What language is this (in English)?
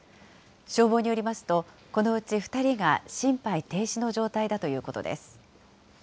Japanese